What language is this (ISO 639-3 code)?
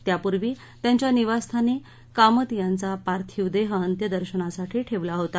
mar